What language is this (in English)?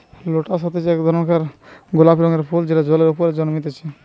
Bangla